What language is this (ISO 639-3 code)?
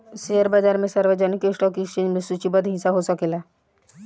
bho